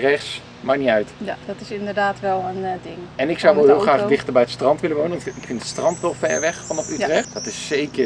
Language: Dutch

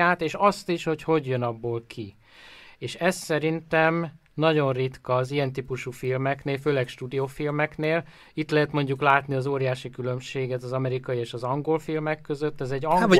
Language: Hungarian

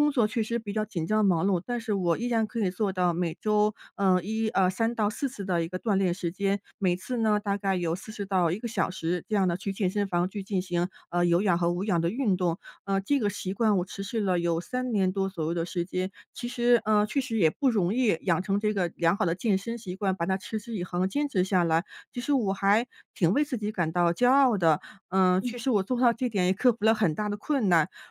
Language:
Chinese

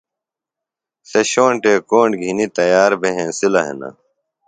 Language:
Phalura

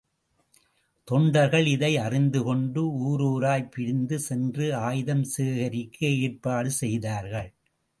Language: Tamil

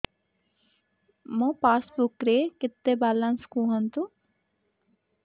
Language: Odia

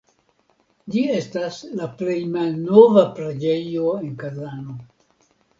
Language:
Esperanto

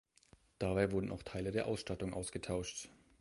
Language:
German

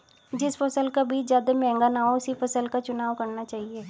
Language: Hindi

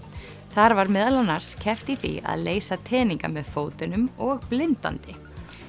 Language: Icelandic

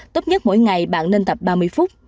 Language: Vietnamese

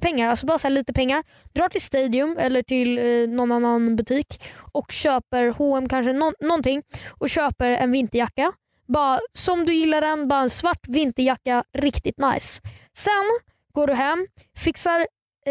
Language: Swedish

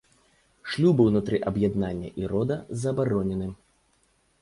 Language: Belarusian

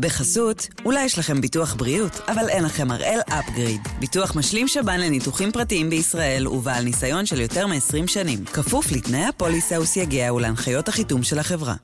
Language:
Hebrew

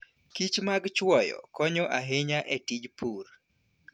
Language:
Luo (Kenya and Tanzania)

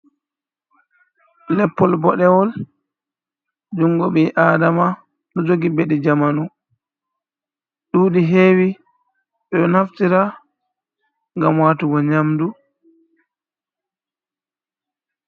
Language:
Fula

